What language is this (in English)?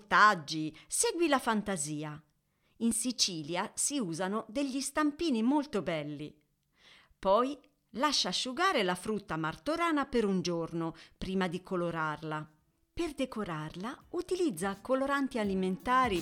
Italian